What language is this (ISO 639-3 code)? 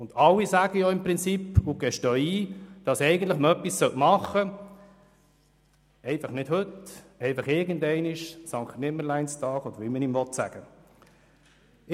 gsw